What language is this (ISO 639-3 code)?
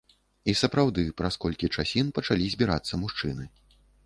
bel